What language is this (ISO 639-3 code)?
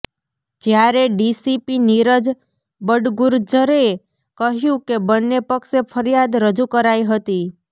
guj